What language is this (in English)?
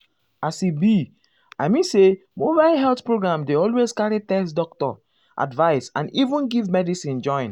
Nigerian Pidgin